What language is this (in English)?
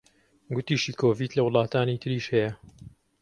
Central Kurdish